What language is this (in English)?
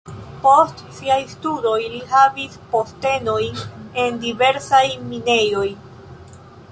Esperanto